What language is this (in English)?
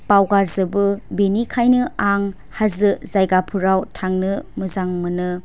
Bodo